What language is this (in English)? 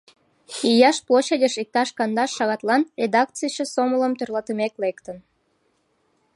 Mari